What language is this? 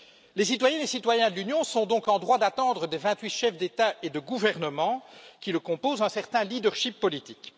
French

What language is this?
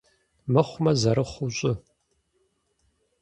Kabardian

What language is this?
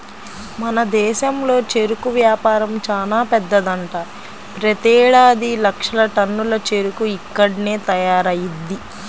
Telugu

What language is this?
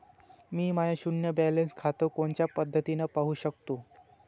Marathi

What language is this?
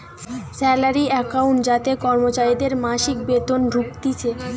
Bangla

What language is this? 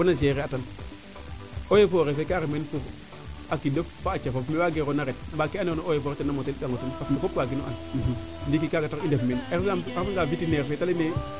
Serer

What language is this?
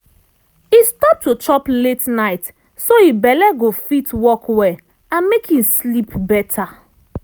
Nigerian Pidgin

